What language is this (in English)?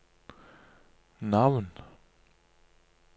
Norwegian